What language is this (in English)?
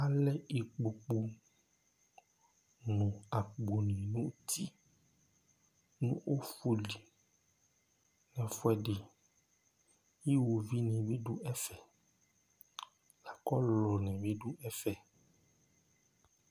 Ikposo